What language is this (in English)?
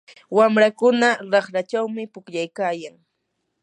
Yanahuanca Pasco Quechua